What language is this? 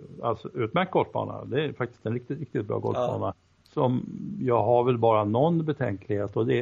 Swedish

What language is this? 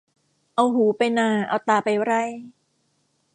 Thai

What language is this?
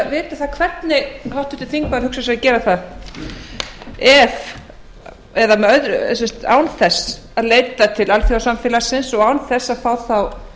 Icelandic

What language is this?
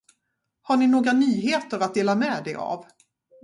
Swedish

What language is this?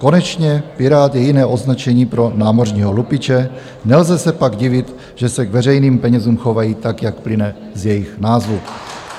Czech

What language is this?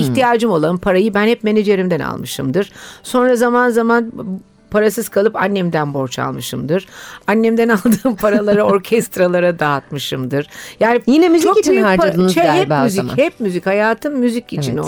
Turkish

